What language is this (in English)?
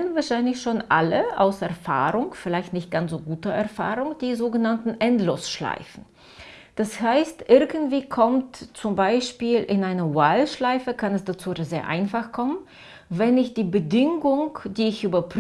German